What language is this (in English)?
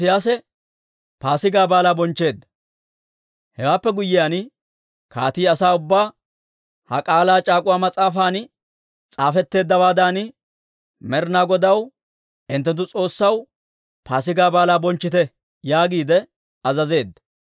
Dawro